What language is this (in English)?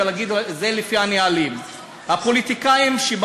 Hebrew